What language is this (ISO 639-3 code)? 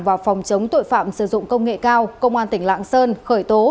vie